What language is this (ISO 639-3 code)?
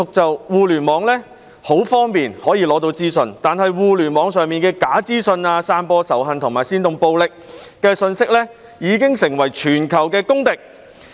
yue